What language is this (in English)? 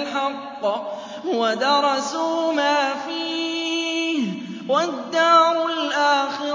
Arabic